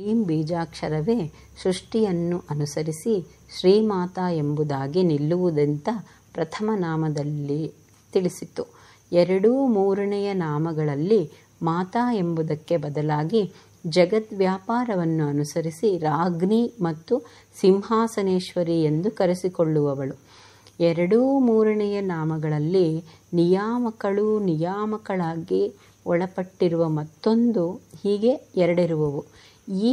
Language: Kannada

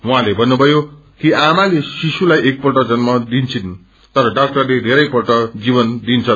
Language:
Nepali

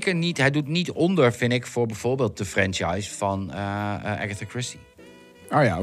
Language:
Dutch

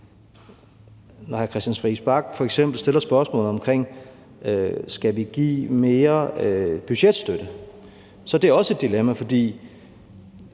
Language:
Danish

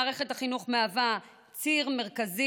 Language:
Hebrew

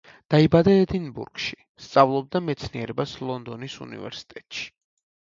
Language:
Georgian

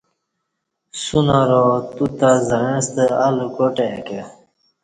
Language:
Kati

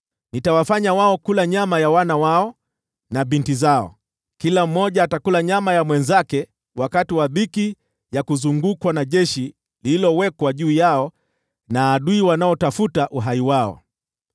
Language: Swahili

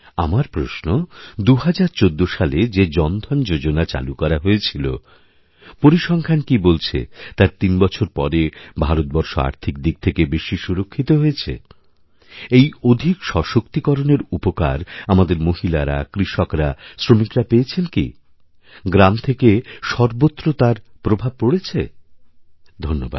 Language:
Bangla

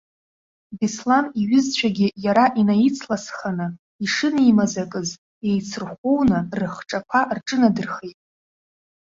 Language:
Abkhazian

